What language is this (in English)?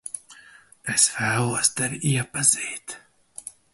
Latvian